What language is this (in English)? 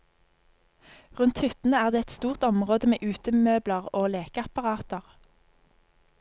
Norwegian